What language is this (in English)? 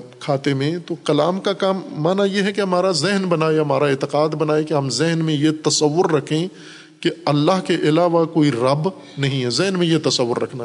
Urdu